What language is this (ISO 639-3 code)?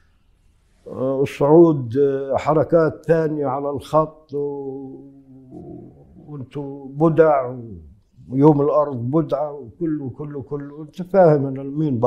ara